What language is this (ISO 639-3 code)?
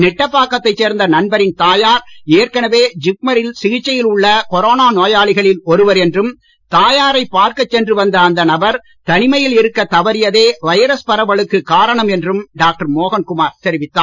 tam